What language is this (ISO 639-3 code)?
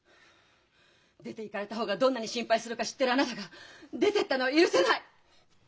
jpn